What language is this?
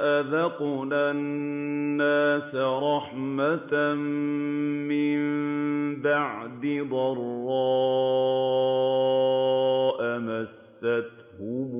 Arabic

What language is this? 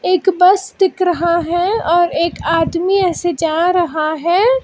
Hindi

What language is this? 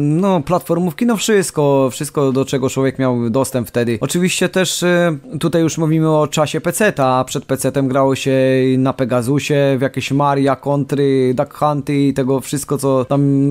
Polish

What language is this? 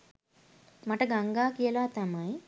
Sinhala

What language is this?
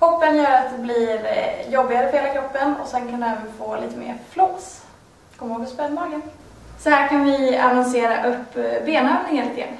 Swedish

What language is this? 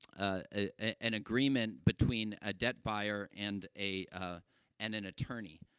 English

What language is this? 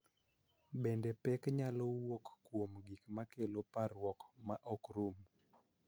Luo (Kenya and Tanzania)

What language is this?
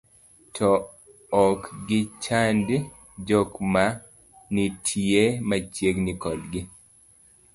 Luo (Kenya and Tanzania)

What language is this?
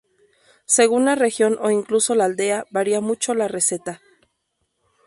Spanish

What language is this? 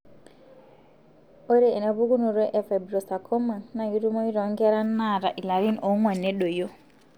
Masai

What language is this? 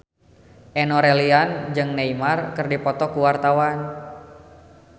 Sundanese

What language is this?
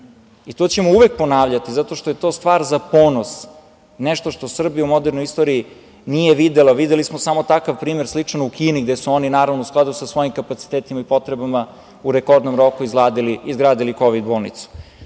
Serbian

